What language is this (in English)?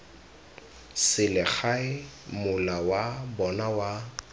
Tswana